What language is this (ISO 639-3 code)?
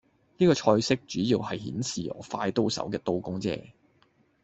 yue